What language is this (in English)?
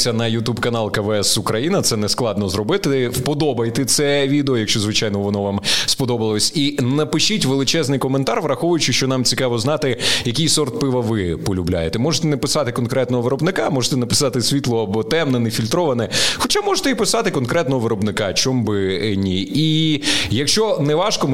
Ukrainian